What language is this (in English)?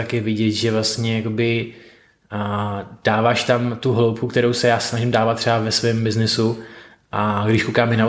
Czech